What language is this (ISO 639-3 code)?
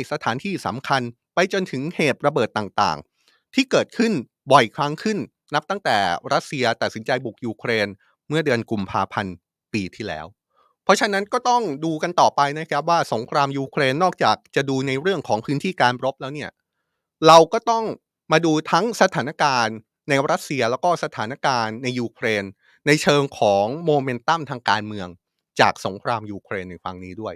tha